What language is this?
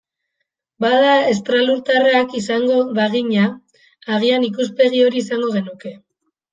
Basque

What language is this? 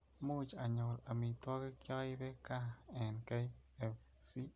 Kalenjin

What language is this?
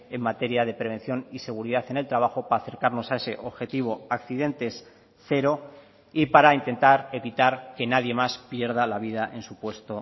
Spanish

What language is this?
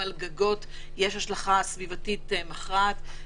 Hebrew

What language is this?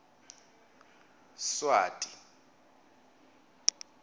Swati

